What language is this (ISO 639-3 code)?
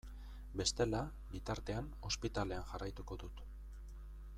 eus